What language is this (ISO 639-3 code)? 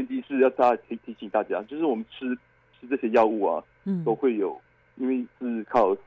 zho